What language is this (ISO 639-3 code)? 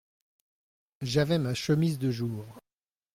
fra